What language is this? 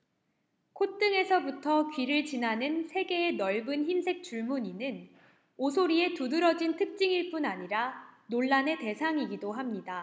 Korean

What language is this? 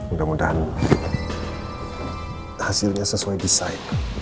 Indonesian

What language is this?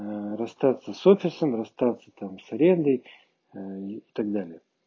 Russian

